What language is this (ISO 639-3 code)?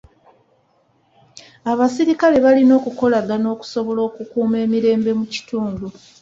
lug